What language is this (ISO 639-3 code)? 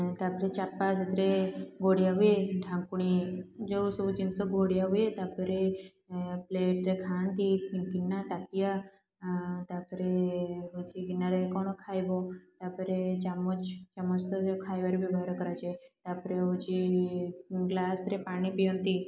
ori